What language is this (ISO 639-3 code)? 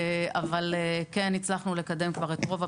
heb